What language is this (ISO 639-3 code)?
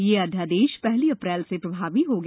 hin